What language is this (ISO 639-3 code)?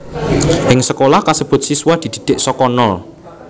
jav